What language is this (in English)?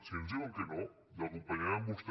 Catalan